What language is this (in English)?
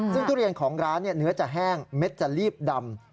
Thai